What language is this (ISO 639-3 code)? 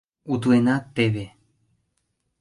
chm